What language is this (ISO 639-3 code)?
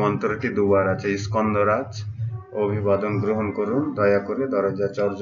hin